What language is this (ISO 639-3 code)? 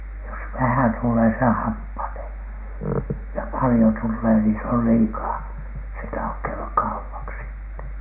fin